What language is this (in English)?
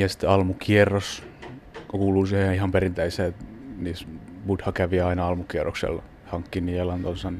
Finnish